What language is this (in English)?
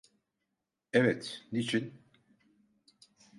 Turkish